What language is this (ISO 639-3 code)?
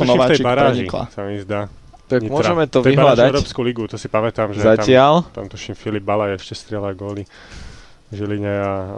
slk